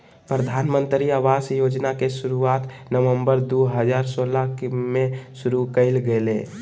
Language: Magahi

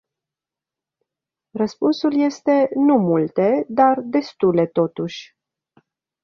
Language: Romanian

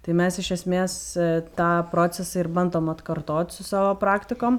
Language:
Lithuanian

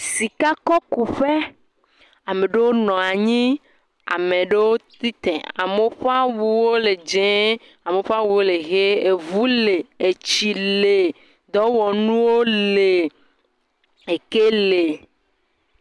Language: Ewe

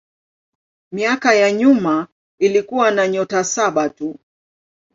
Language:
Swahili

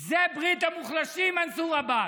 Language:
Hebrew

